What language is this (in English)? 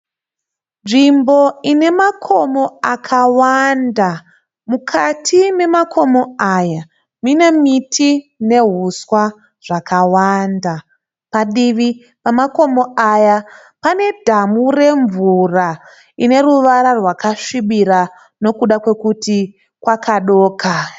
Shona